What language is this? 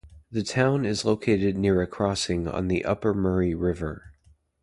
English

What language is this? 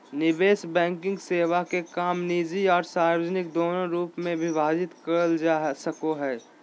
Magahi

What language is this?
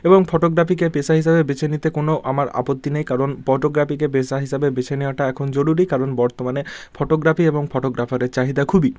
Bangla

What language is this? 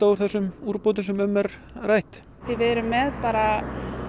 Icelandic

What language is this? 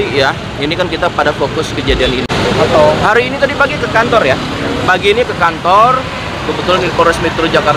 Indonesian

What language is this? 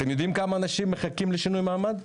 Hebrew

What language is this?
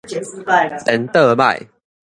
Min Nan Chinese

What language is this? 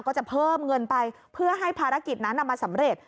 Thai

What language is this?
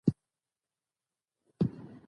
Pashto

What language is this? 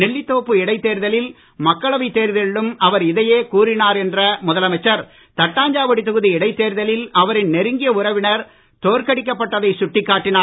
Tamil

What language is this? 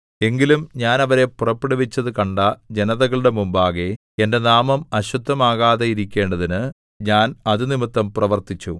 Malayalam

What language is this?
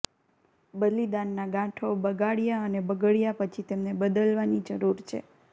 Gujarati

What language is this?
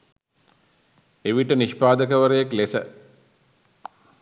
Sinhala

